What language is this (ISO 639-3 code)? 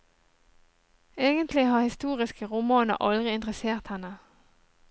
nor